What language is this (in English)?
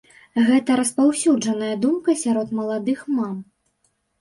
Belarusian